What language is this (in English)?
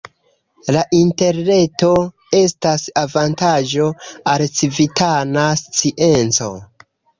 Esperanto